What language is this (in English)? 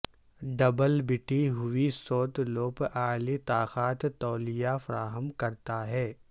Urdu